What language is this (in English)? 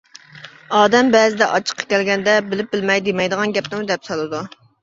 Uyghur